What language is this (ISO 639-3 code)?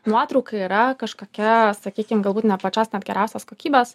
lit